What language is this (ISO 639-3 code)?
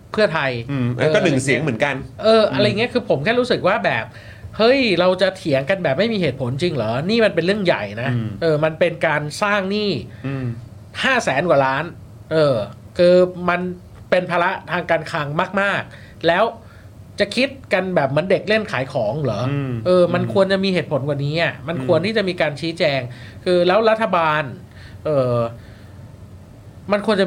tha